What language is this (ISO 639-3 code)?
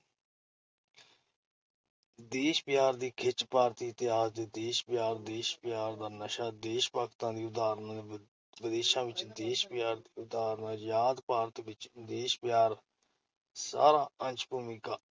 pan